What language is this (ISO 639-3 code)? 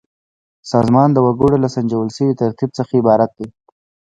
pus